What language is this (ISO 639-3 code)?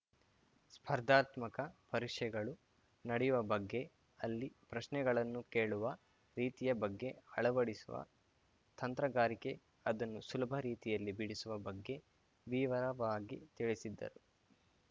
kan